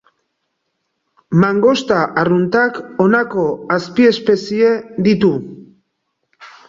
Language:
Basque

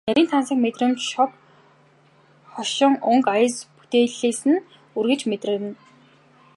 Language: Mongolian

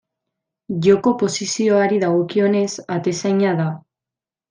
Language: Basque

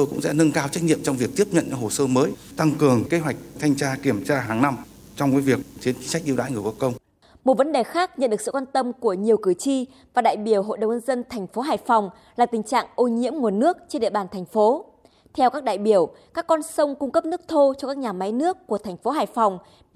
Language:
Vietnamese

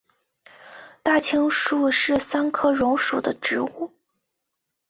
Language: Chinese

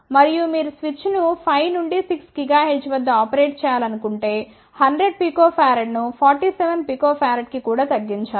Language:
Telugu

